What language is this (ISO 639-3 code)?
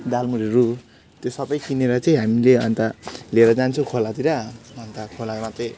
nep